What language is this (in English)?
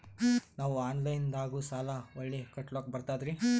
Kannada